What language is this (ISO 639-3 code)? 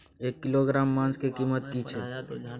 mai